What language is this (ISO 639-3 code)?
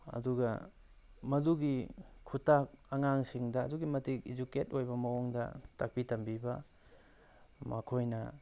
mni